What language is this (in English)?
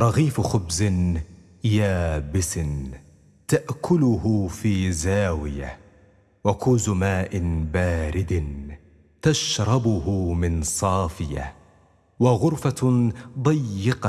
Arabic